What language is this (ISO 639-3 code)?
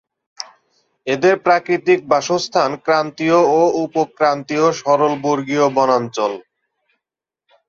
ben